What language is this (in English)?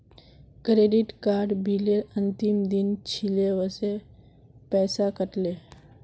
Magahi